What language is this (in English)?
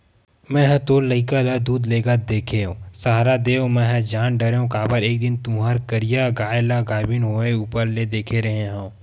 Chhattisgarhi